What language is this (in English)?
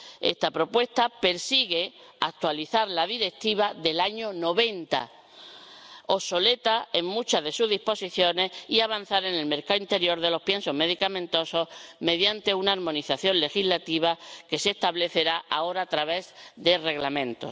Spanish